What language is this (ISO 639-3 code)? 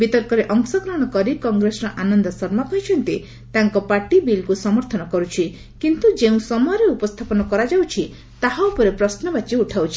ori